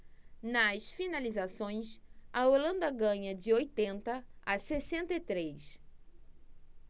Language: Portuguese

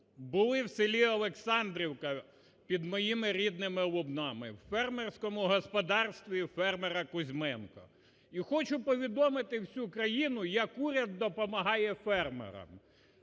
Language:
Ukrainian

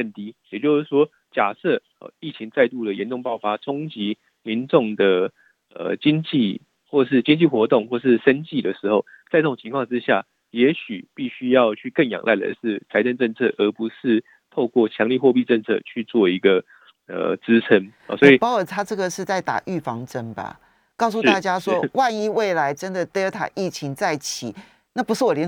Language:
Chinese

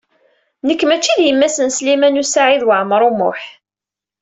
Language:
Kabyle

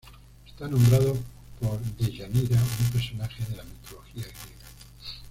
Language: Spanish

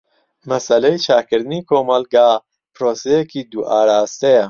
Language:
Central Kurdish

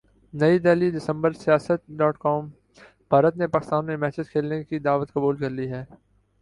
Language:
Urdu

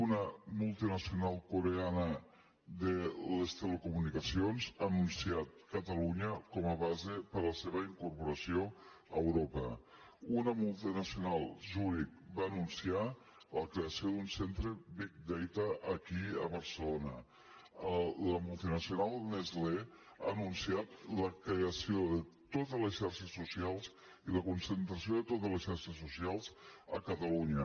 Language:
Catalan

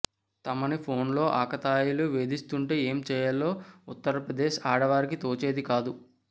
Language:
Telugu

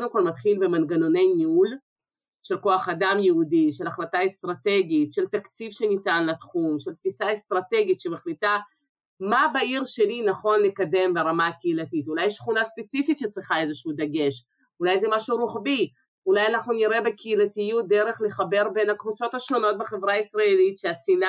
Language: Hebrew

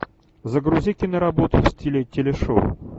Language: Russian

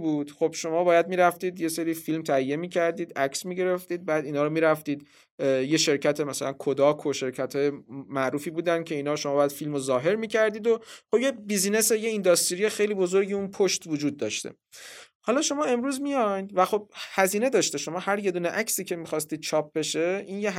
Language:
Persian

